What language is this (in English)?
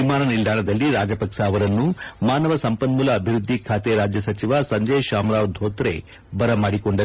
Kannada